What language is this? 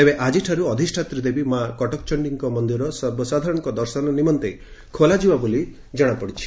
Odia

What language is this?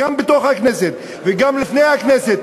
Hebrew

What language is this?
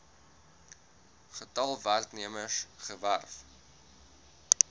Afrikaans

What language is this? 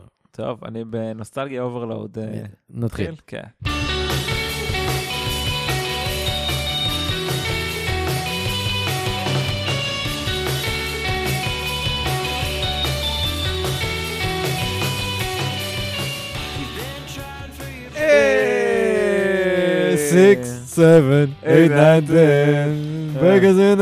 Hebrew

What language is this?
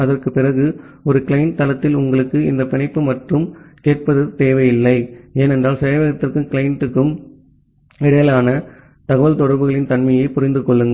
Tamil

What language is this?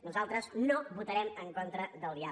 Catalan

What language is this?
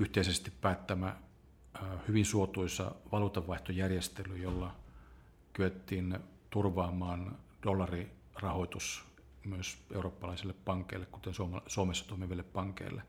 Finnish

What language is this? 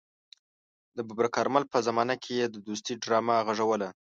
Pashto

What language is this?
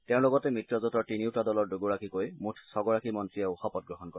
Assamese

